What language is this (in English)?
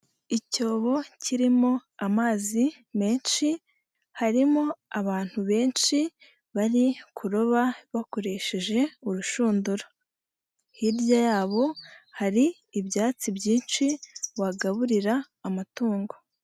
Kinyarwanda